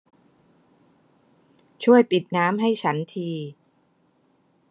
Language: Thai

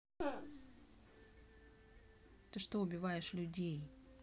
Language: Russian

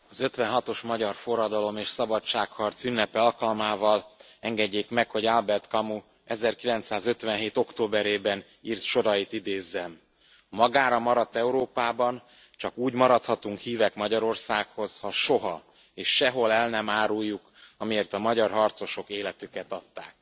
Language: Hungarian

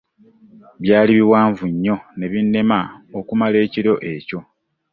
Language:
Ganda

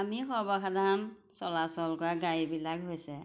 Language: Assamese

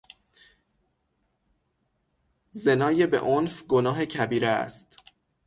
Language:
Persian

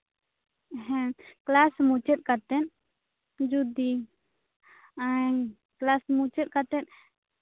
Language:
Santali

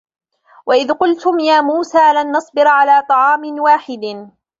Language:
Arabic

